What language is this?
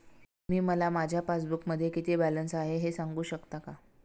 Marathi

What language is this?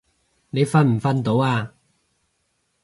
Cantonese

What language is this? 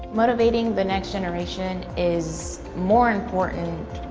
English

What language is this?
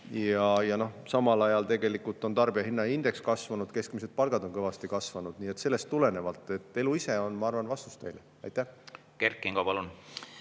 Estonian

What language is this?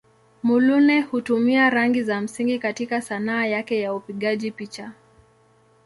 Swahili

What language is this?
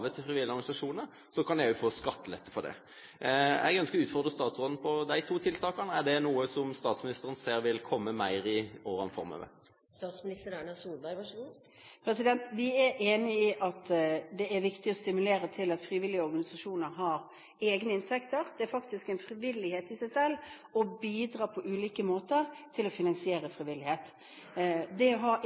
Norwegian Bokmål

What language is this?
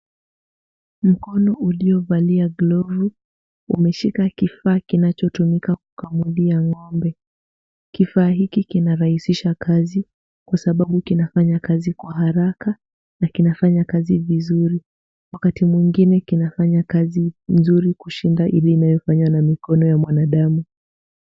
Swahili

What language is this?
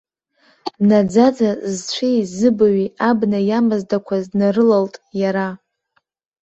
Abkhazian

